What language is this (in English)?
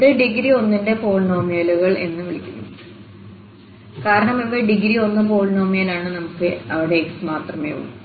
Malayalam